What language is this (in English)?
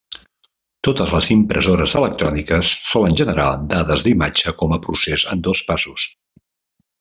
Catalan